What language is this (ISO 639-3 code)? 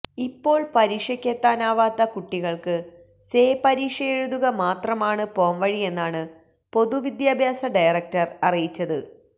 mal